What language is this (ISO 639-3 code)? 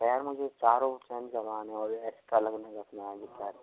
hin